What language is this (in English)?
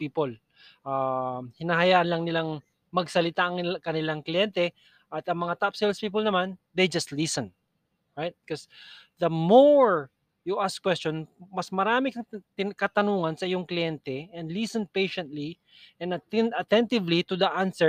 Filipino